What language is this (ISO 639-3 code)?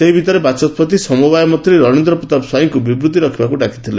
ori